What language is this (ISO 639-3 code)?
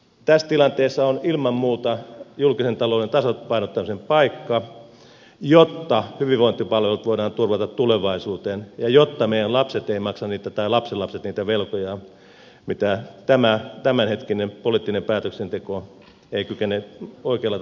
fin